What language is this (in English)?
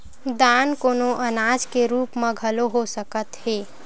Chhattisgarhi